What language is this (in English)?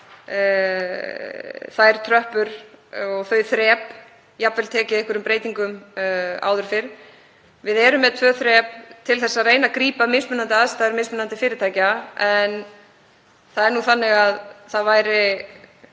Icelandic